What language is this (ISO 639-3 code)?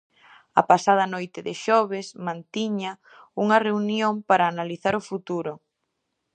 glg